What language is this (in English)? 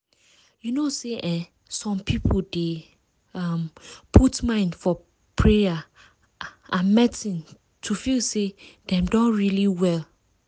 Nigerian Pidgin